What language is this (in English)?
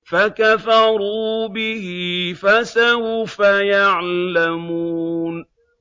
Arabic